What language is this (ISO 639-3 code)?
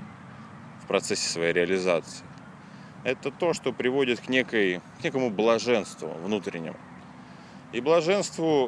rus